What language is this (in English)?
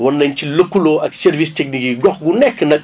Wolof